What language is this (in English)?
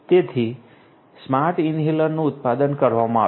Gujarati